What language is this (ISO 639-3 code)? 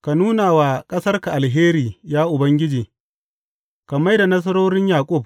hau